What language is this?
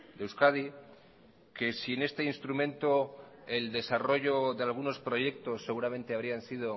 Spanish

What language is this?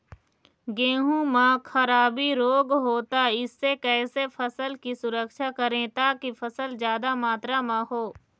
Chhattisgarhi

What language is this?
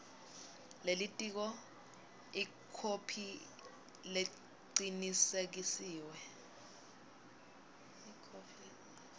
Swati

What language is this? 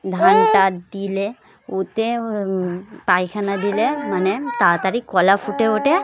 Bangla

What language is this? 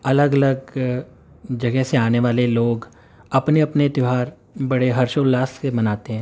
Urdu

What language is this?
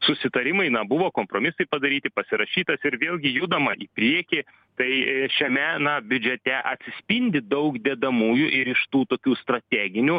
Lithuanian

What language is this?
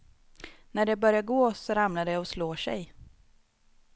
Swedish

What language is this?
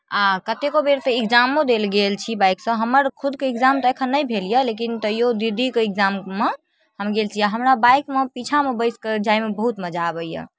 Maithili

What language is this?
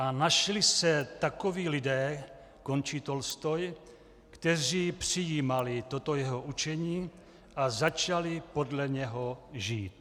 Czech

